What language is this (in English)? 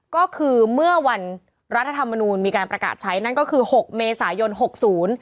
Thai